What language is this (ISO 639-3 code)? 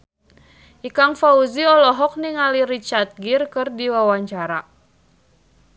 sun